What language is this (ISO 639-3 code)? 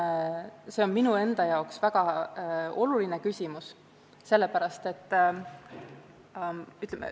est